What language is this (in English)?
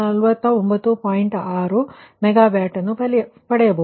Kannada